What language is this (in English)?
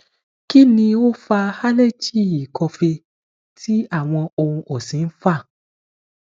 Yoruba